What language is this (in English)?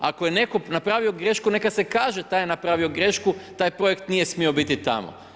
Croatian